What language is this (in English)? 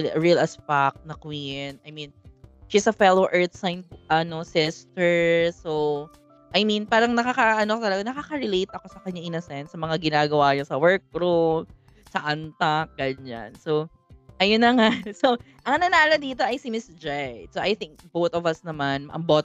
Filipino